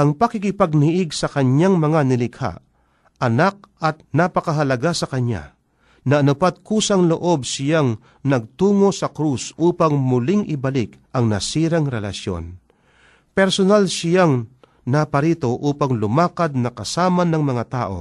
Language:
Filipino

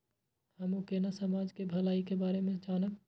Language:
Maithili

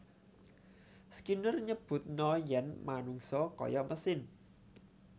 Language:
Javanese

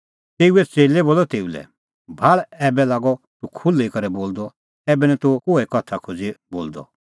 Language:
Kullu Pahari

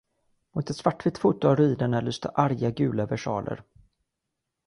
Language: Swedish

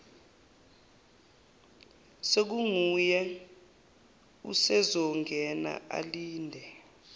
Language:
Zulu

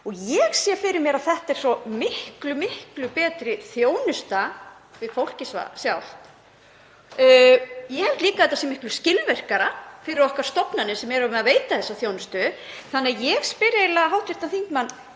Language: Icelandic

